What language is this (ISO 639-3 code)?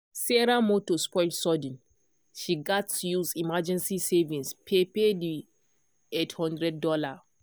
pcm